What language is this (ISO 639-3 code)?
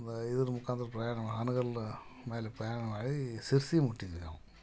kan